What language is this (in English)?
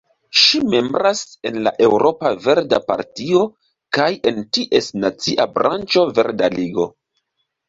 Esperanto